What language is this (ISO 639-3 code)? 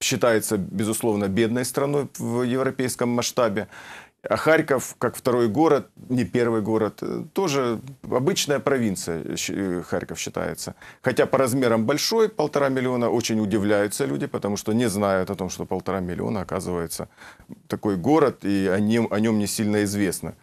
rus